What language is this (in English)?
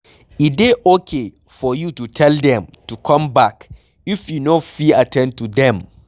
Nigerian Pidgin